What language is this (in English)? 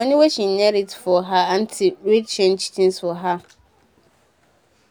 Nigerian Pidgin